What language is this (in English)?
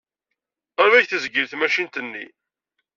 Kabyle